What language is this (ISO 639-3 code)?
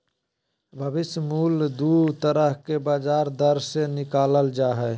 mag